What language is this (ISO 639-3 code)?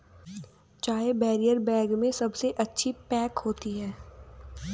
hin